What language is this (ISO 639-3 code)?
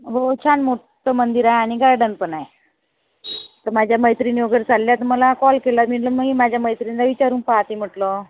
mar